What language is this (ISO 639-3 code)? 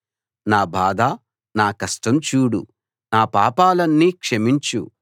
tel